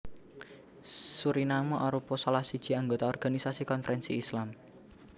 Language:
Javanese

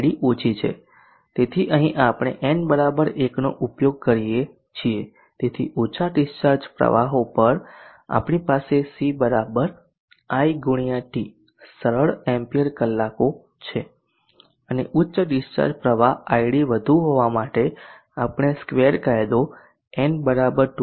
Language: Gujarati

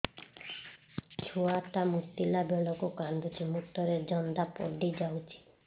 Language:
Odia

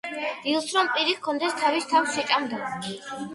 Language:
Georgian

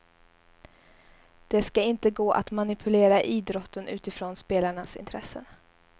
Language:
Swedish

